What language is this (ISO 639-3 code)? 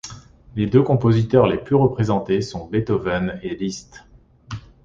fra